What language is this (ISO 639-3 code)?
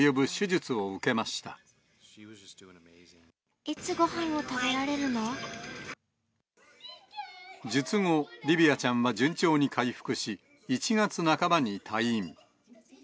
jpn